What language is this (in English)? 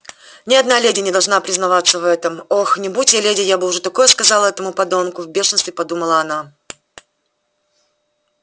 Russian